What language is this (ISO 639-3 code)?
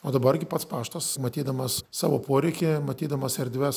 lit